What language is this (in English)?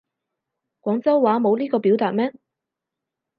Cantonese